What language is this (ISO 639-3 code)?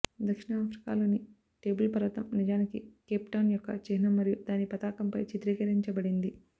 tel